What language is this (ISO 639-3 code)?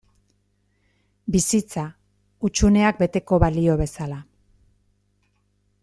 eus